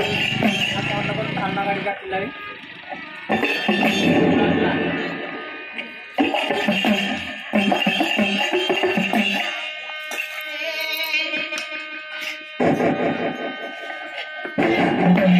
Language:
Arabic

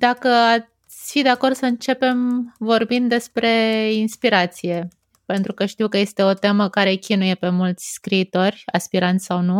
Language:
Romanian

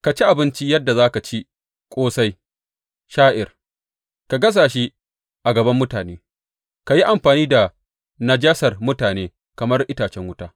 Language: Hausa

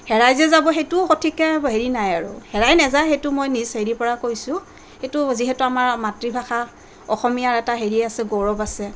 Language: Assamese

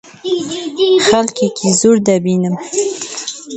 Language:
Central Kurdish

